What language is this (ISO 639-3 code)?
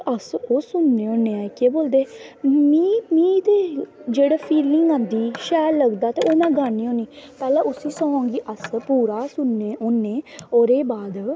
doi